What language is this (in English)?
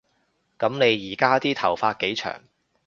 Cantonese